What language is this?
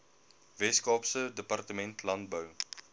Afrikaans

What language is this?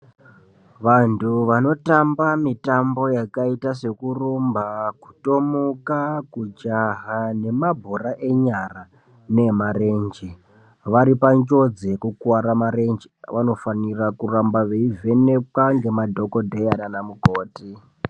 Ndau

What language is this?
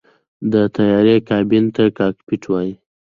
Pashto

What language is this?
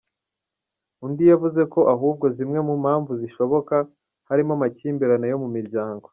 Kinyarwanda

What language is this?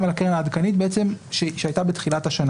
Hebrew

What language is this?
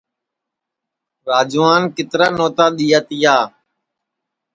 Sansi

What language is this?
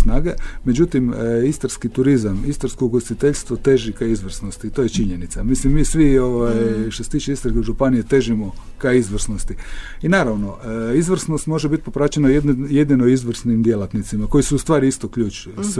Croatian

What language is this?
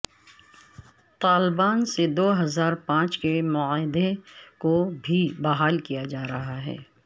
Urdu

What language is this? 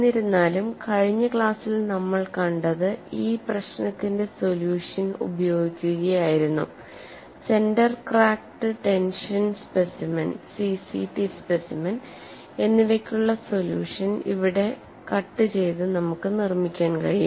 Malayalam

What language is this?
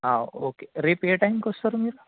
Telugu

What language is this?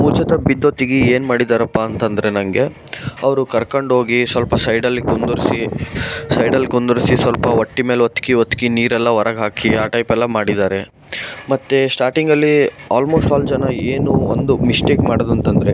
Kannada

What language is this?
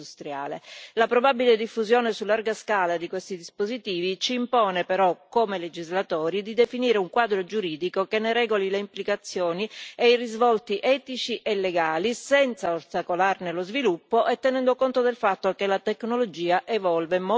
Italian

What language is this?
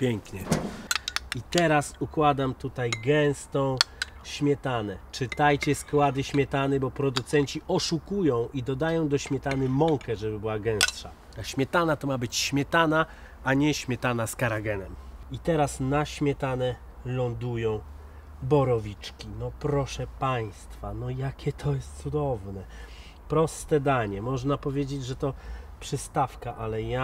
Polish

